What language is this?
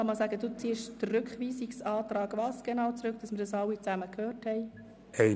Swiss German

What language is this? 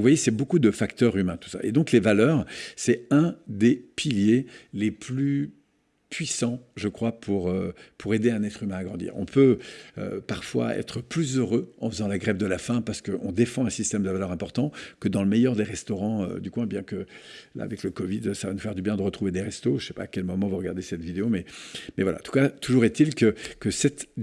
French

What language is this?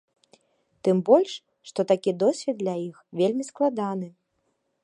Belarusian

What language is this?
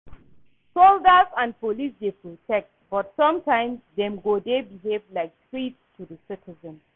Nigerian Pidgin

